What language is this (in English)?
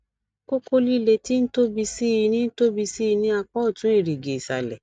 Yoruba